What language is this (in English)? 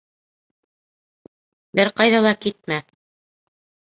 Bashkir